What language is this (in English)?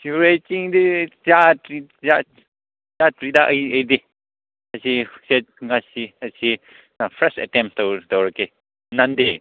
Manipuri